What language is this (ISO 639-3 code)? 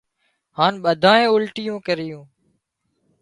kxp